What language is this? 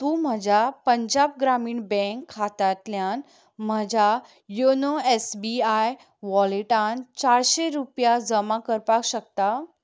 Konkani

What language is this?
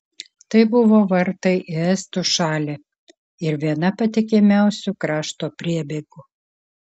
Lithuanian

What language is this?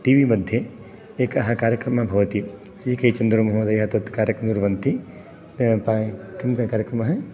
Sanskrit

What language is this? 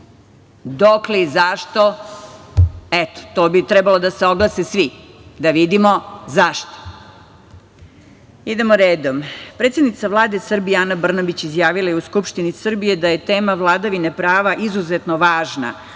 Serbian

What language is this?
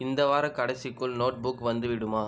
Tamil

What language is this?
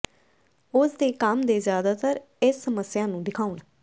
Punjabi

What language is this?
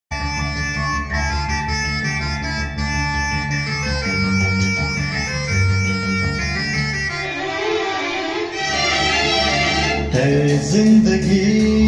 Arabic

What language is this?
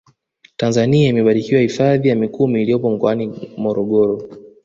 Swahili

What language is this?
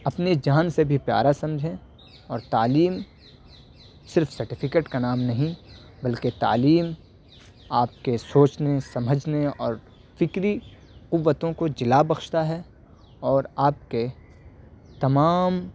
Urdu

